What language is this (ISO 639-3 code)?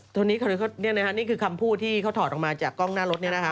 tha